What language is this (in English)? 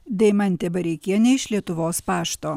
Lithuanian